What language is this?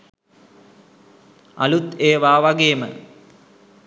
Sinhala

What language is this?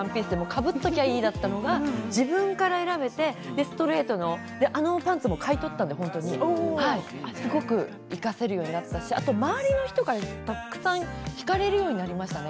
Japanese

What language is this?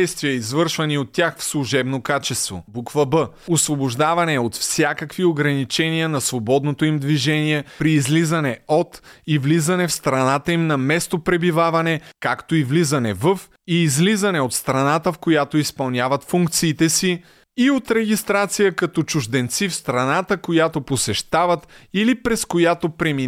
Bulgarian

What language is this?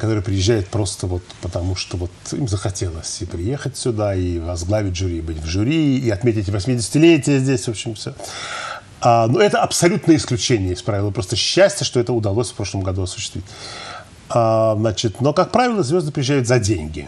Russian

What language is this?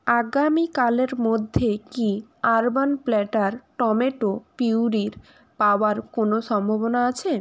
Bangla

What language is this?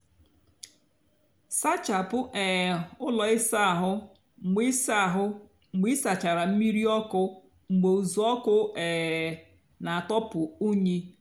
Igbo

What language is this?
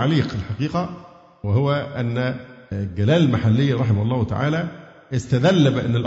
Arabic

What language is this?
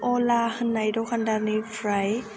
Bodo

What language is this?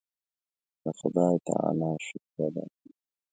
Pashto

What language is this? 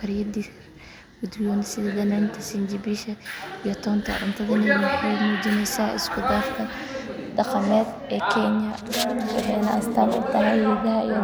Somali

